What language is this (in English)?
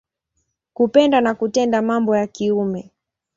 Swahili